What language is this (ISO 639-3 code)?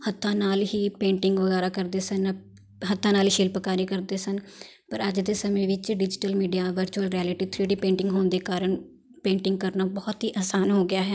pan